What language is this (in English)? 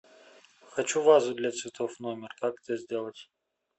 Russian